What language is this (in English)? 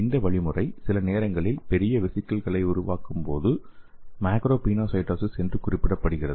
Tamil